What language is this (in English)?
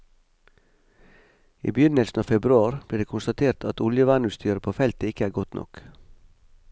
Norwegian